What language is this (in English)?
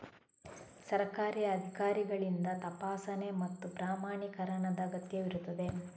Kannada